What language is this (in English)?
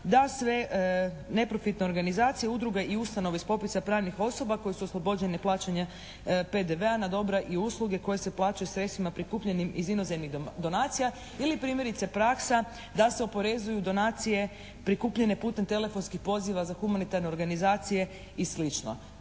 Croatian